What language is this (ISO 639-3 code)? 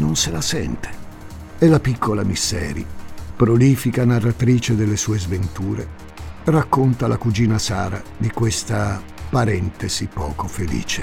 ita